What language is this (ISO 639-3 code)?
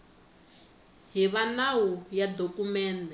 tso